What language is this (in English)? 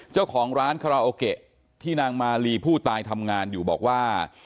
Thai